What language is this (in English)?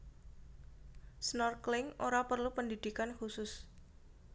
Javanese